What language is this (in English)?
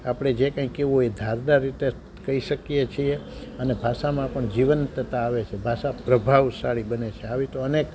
Gujarati